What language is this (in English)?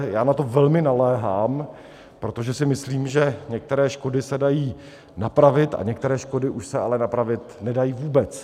Czech